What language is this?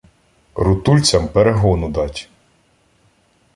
Ukrainian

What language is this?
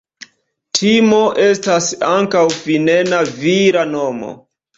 Esperanto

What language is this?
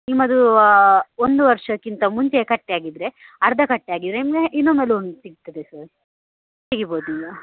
Kannada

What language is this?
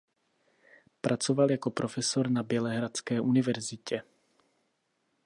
Czech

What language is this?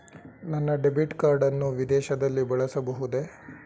Kannada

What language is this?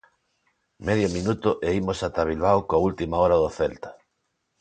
Galician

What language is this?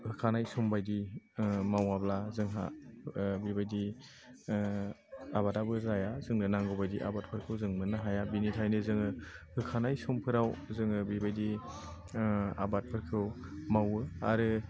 Bodo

